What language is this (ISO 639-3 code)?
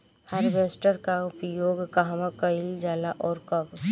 bho